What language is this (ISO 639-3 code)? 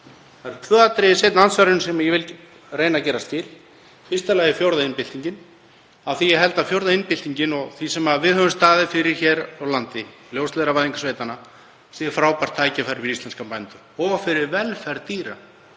isl